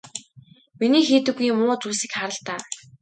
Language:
Mongolian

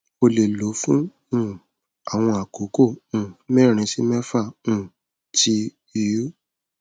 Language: Yoruba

